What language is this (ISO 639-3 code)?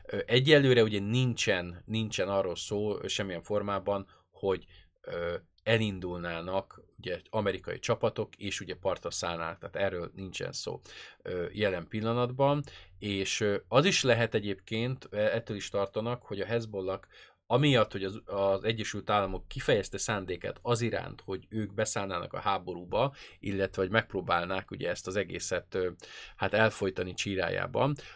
hun